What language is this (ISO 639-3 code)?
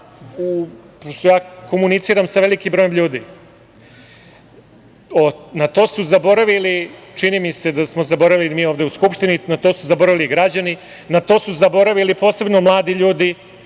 srp